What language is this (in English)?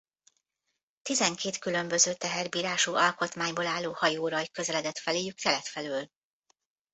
Hungarian